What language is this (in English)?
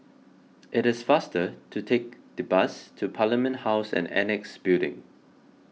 English